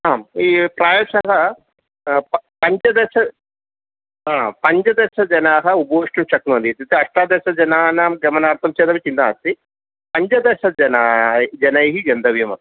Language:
Sanskrit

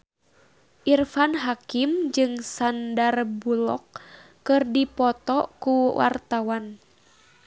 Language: Sundanese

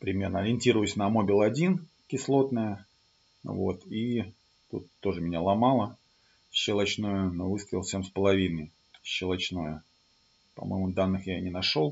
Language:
Russian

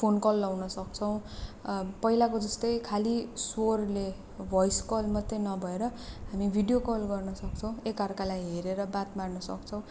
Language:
Nepali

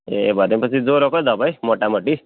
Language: Nepali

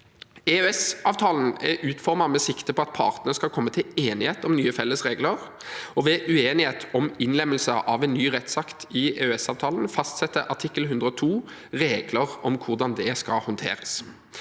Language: Norwegian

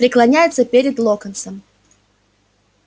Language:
Russian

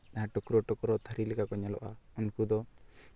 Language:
Santali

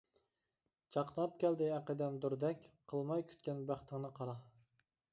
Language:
Uyghur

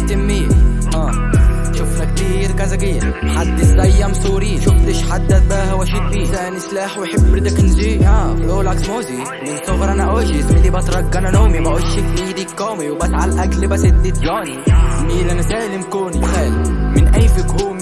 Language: Arabic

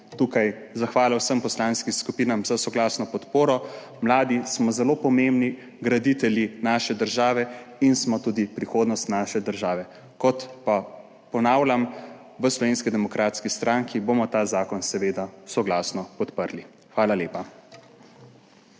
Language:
Slovenian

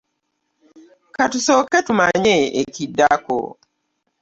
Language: Ganda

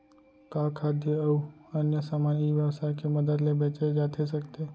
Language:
Chhattisgarhi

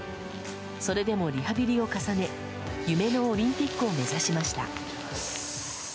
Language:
Japanese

